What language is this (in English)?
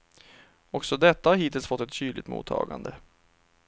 Swedish